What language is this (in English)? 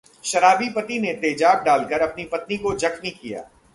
Hindi